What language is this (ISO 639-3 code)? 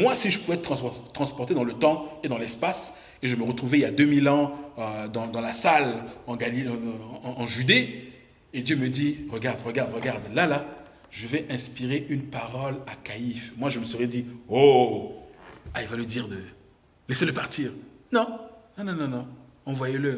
fra